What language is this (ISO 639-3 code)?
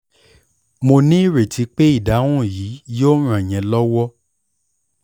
yor